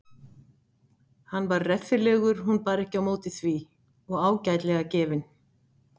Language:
Icelandic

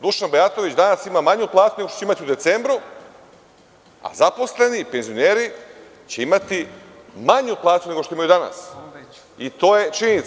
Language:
Serbian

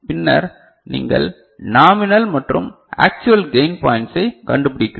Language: Tamil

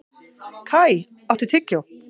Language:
Icelandic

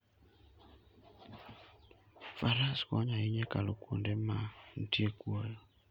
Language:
Luo (Kenya and Tanzania)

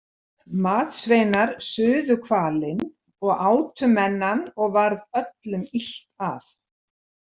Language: Icelandic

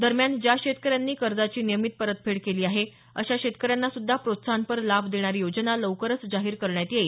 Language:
Marathi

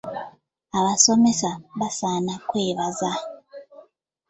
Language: Ganda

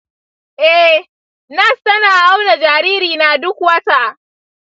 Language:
Hausa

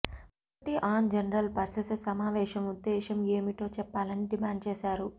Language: Telugu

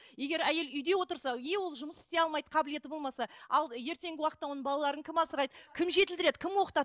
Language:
Kazakh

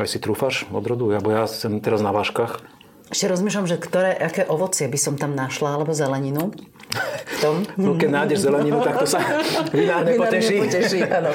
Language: Slovak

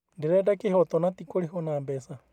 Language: Kikuyu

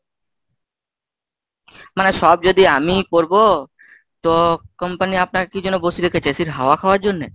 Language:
Bangla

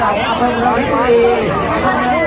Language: Thai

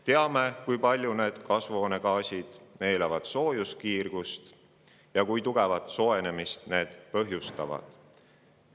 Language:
Estonian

